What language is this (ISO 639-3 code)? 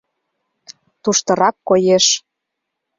chm